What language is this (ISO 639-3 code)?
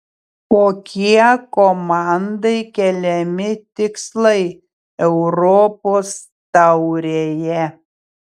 lit